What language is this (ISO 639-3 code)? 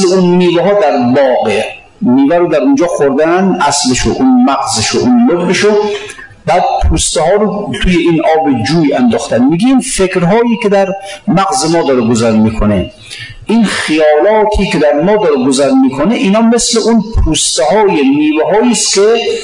fas